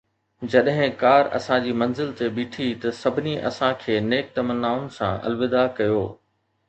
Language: Sindhi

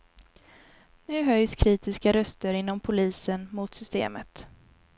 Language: Swedish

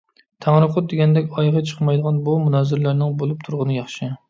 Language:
Uyghur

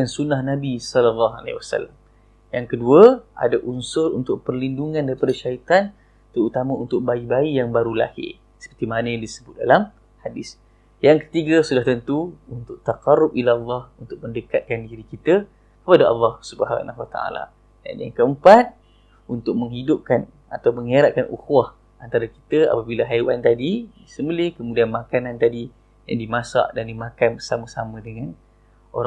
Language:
Malay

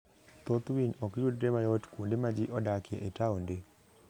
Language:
Luo (Kenya and Tanzania)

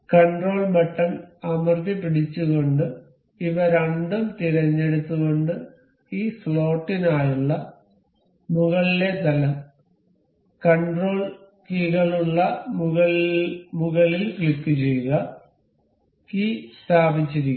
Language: Malayalam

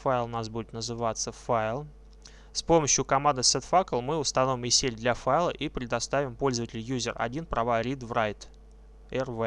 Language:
Russian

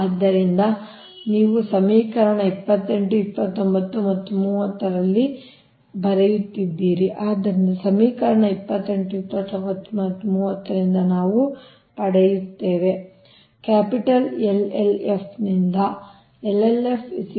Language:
Kannada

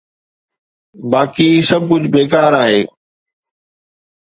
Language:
Sindhi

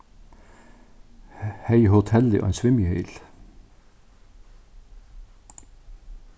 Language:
Faroese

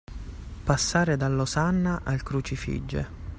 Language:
Italian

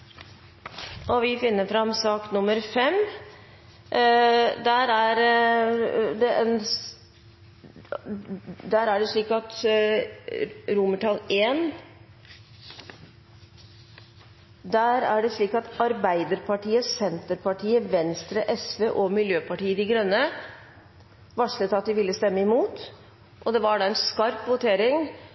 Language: Norwegian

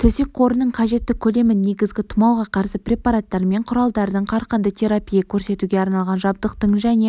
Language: Kazakh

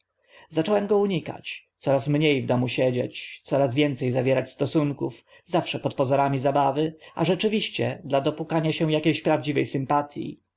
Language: Polish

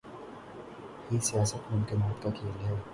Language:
Urdu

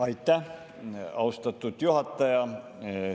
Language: Estonian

